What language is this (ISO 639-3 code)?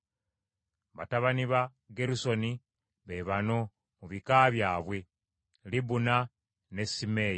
lug